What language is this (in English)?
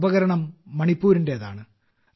Malayalam